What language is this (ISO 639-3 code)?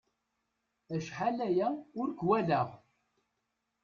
kab